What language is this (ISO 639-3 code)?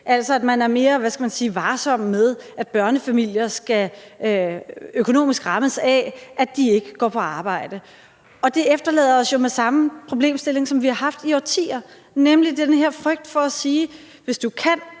dan